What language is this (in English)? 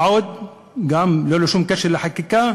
Hebrew